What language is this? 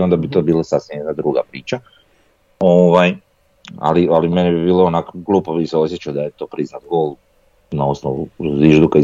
Croatian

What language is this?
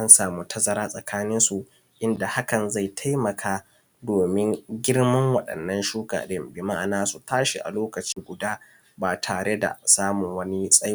Hausa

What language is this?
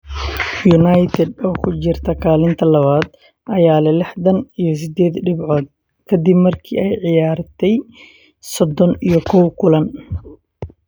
Somali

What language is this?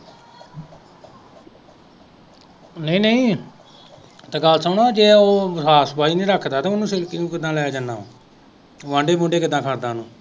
Punjabi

